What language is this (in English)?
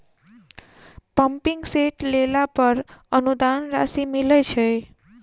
Maithili